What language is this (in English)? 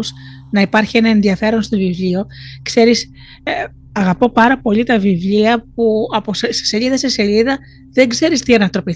Greek